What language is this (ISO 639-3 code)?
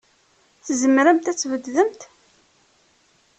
kab